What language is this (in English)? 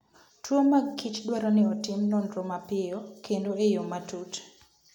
Luo (Kenya and Tanzania)